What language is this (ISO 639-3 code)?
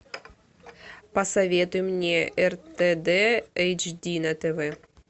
rus